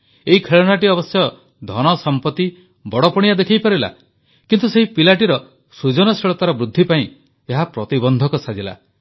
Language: Odia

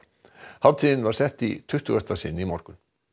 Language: Icelandic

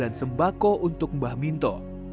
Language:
Indonesian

